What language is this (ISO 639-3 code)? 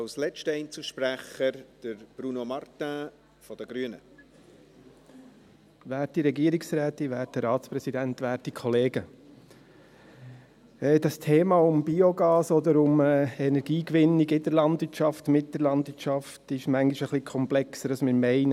gsw